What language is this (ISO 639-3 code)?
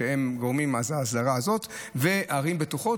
heb